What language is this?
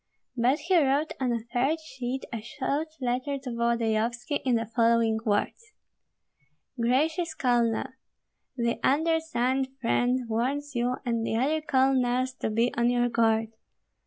English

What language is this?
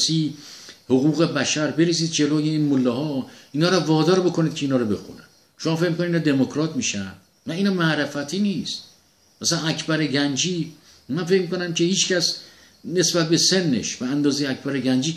Persian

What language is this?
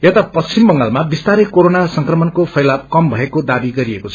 Nepali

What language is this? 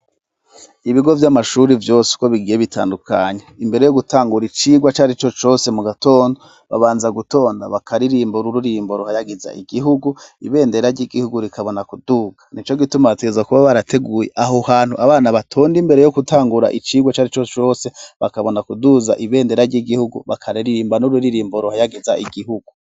Rundi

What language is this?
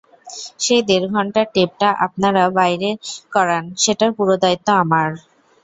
Bangla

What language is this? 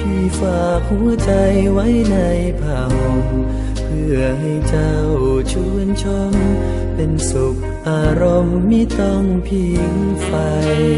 Thai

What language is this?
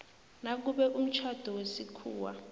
South Ndebele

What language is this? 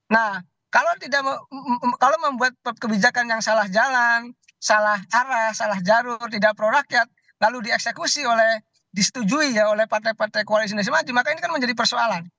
Indonesian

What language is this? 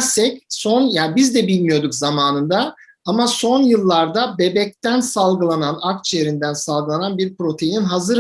Turkish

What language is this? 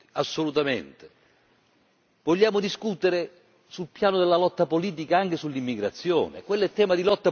Italian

